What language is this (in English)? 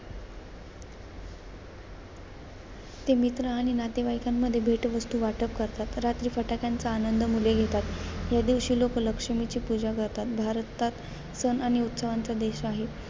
Marathi